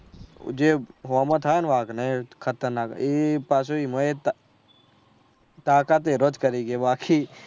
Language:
Gujarati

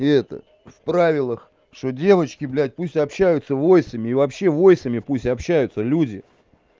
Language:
Russian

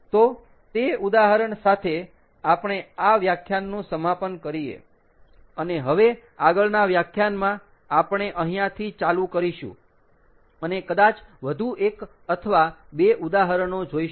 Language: Gujarati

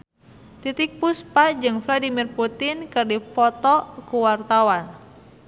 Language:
Sundanese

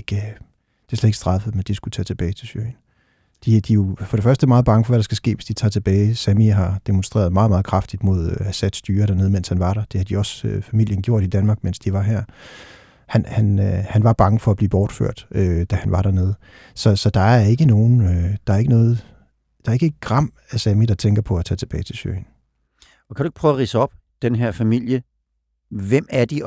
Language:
Danish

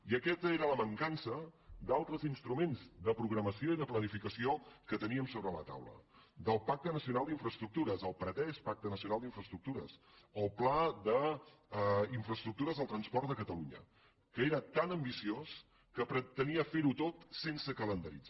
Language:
Catalan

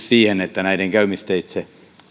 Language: Finnish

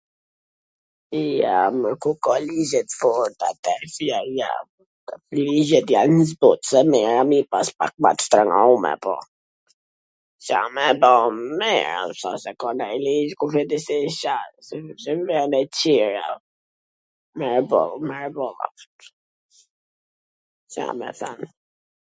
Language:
Gheg Albanian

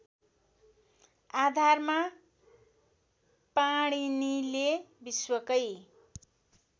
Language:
Nepali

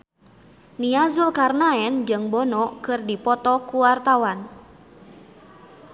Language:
Sundanese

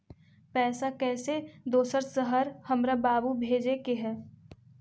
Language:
Magahi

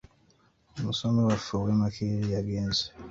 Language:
Ganda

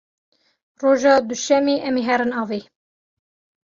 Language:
Kurdish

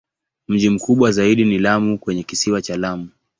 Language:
Swahili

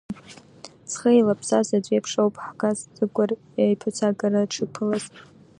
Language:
Abkhazian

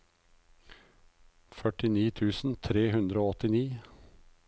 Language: Norwegian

